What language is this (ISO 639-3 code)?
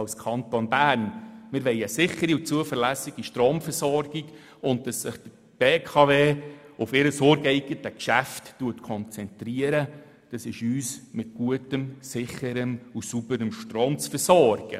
gsw